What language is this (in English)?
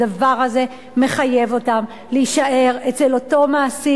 Hebrew